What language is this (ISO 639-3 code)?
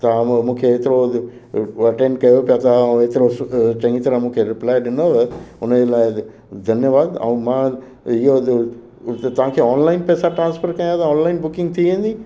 snd